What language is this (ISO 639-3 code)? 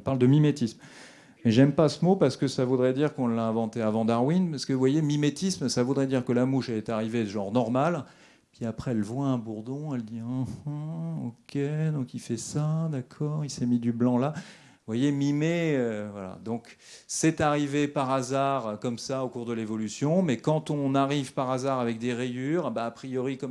fra